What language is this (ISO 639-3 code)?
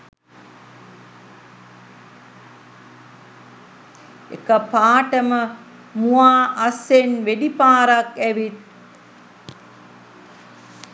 sin